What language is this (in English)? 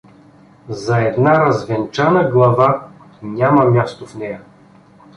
Bulgarian